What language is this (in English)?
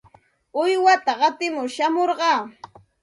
Santa Ana de Tusi Pasco Quechua